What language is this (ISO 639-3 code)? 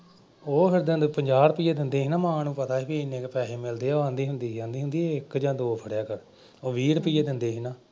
pan